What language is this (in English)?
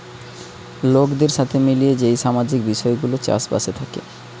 Bangla